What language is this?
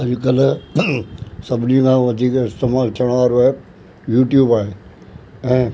Sindhi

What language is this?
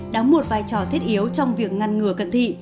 Vietnamese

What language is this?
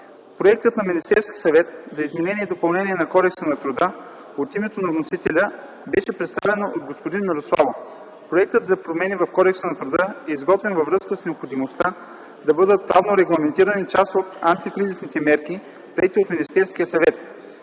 Bulgarian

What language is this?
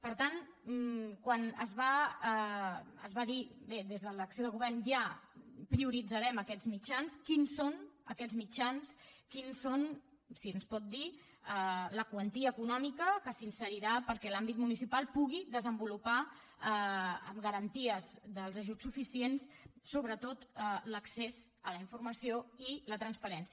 Catalan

